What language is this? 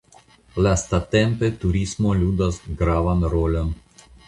Esperanto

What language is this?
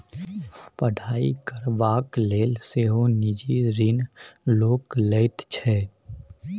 Maithili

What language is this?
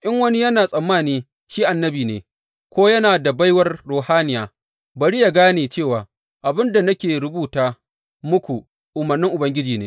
Hausa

